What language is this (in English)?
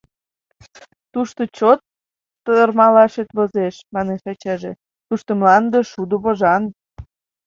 Mari